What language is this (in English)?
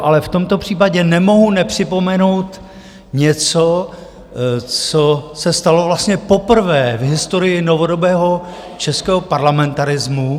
Czech